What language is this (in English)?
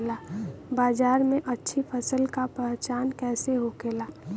Bhojpuri